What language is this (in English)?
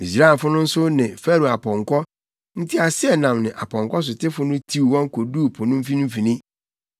Akan